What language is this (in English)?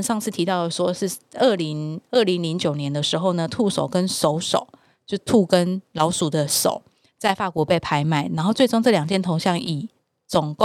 Chinese